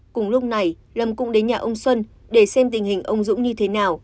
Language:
Vietnamese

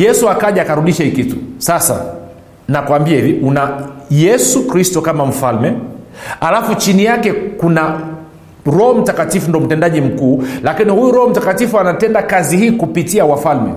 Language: Swahili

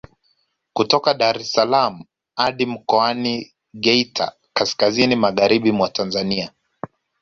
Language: Swahili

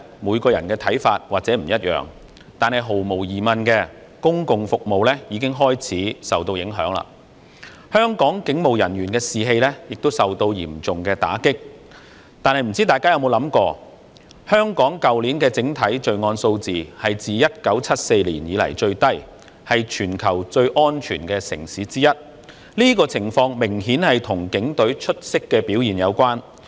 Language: Cantonese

